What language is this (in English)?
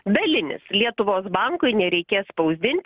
Lithuanian